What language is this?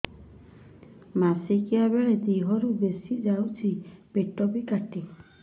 Odia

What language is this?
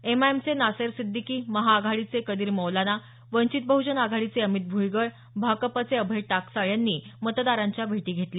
Marathi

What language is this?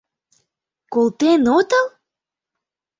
Mari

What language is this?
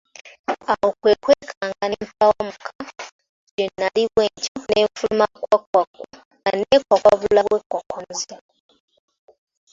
Ganda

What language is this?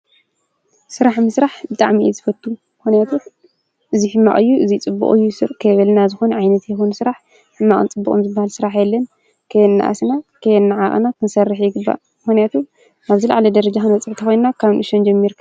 Tigrinya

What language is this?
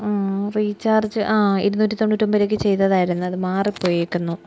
Malayalam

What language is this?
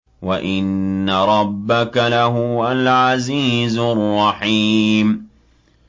Arabic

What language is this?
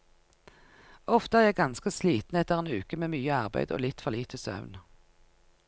Norwegian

